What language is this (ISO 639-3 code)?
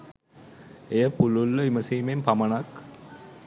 sin